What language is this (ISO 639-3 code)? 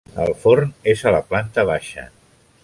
cat